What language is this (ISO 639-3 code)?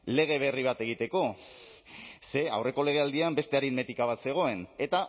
eus